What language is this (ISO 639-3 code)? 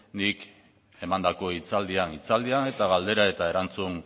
eus